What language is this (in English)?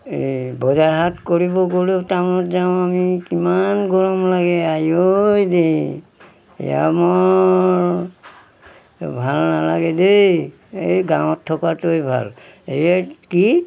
Assamese